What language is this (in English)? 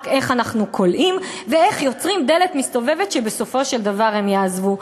Hebrew